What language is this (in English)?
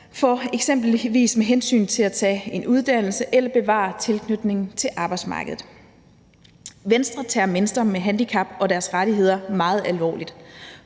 Danish